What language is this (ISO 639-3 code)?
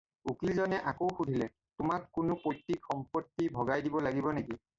asm